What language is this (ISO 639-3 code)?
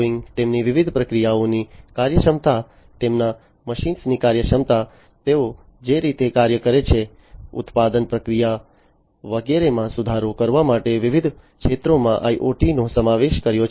guj